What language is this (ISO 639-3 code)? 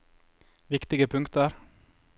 nor